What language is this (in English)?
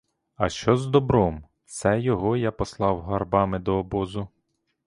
Ukrainian